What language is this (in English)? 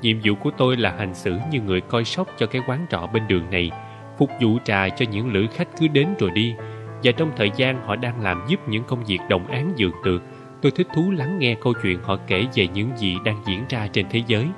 Vietnamese